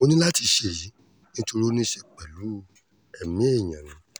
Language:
Yoruba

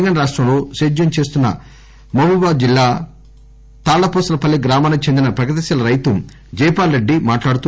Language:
Telugu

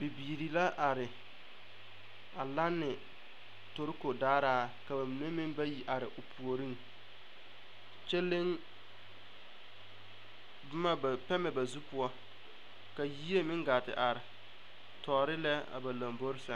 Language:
Southern Dagaare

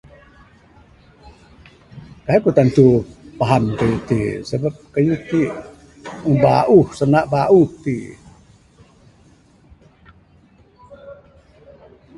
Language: Bukar-Sadung Bidayuh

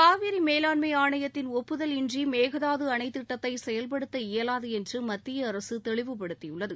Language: Tamil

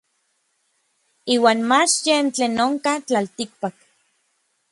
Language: Orizaba Nahuatl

